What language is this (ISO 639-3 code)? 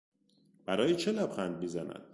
fas